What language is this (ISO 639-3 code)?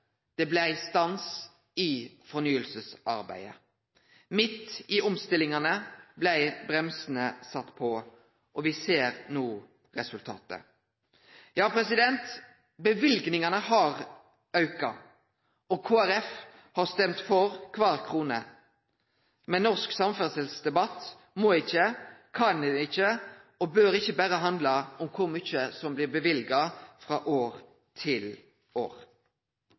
nno